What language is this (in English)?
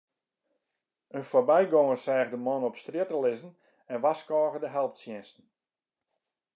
Western Frisian